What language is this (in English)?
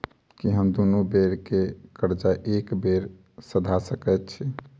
Maithili